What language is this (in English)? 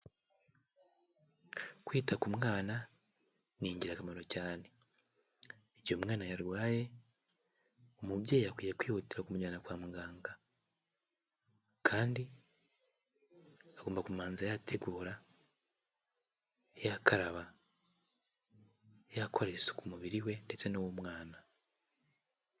Kinyarwanda